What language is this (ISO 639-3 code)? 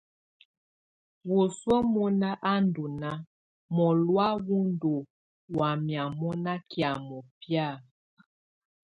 tvu